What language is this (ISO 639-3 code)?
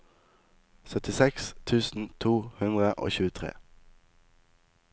nor